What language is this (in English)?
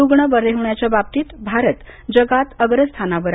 Marathi